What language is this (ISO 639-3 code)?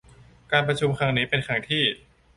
tha